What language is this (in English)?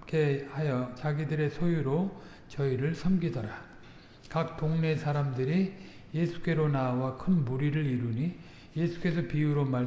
Korean